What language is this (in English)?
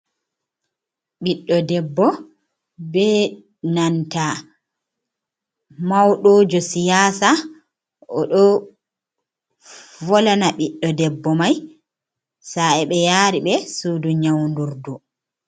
Fula